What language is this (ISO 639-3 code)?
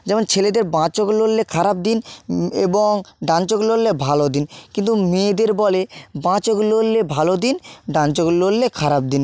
ben